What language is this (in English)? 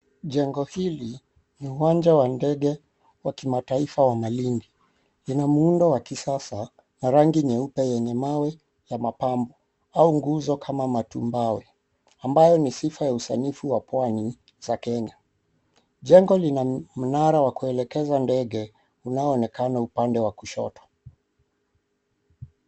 Swahili